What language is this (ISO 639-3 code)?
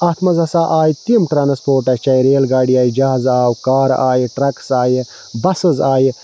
kas